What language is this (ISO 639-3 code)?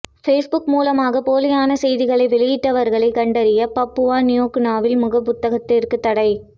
tam